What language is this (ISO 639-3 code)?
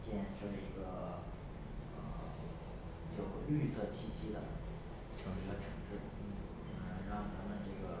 zho